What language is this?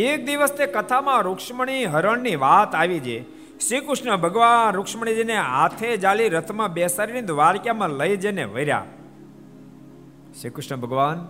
Gujarati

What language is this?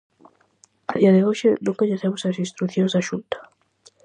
Galician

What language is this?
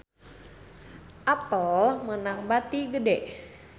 Sundanese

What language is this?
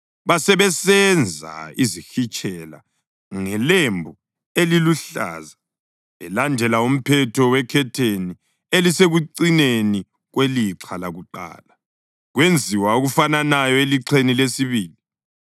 North Ndebele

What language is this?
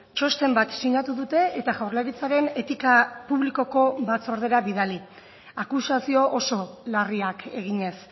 Basque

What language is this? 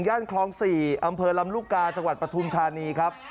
Thai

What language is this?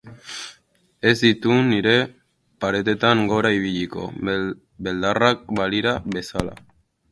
Basque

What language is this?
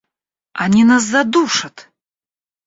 Russian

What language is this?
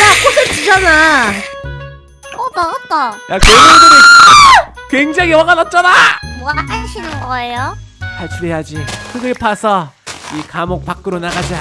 Korean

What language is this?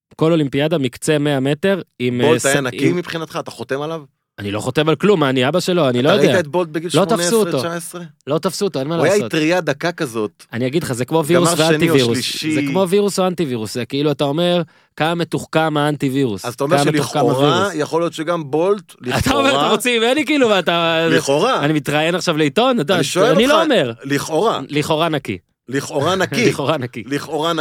Hebrew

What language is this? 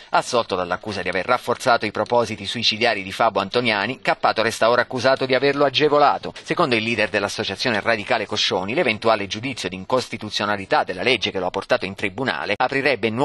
Italian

